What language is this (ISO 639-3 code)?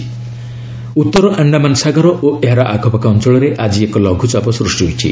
ori